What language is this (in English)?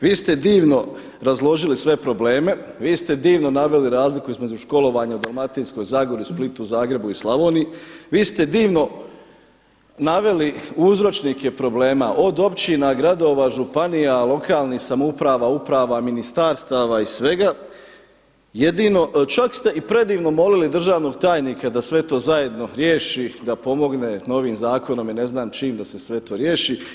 Croatian